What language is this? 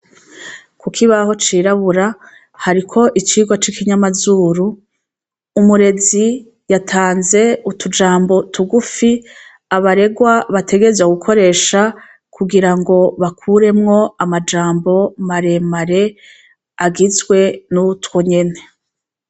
Rundi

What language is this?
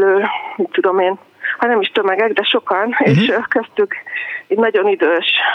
Hungarian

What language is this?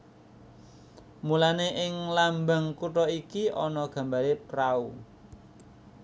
Javanese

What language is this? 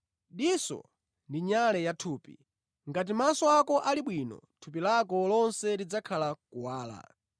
Nyanja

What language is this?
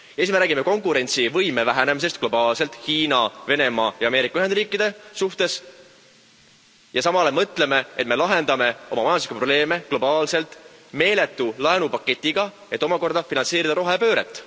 Estonian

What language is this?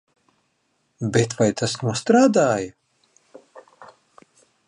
Latvian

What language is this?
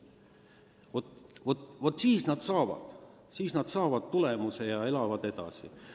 Estonian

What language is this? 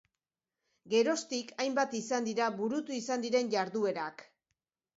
Basque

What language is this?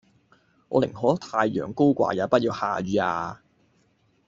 Cantonese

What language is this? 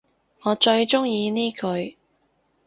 Cantonese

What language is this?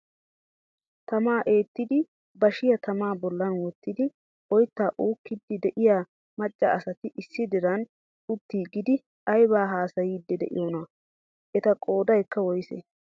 Wolaytta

